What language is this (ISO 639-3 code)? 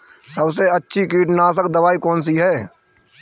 hin